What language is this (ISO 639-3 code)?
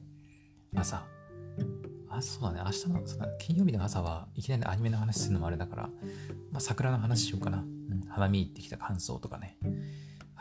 jpn